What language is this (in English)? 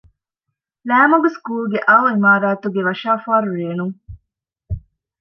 Divehi